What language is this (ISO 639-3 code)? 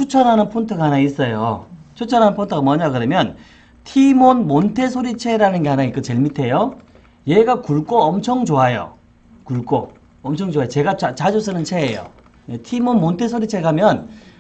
kor